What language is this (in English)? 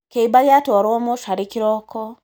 Kikuyu